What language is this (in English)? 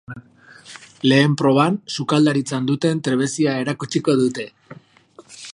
Basque